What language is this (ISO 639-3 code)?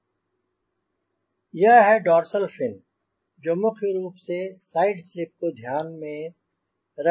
hin